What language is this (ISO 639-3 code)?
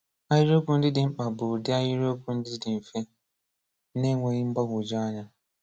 ibo